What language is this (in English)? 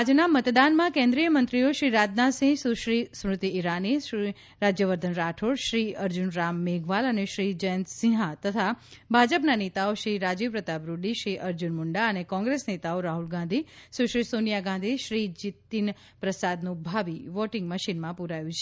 Gujarati